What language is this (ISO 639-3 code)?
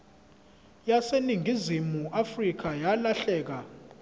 zul